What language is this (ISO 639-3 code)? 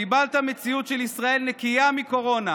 heb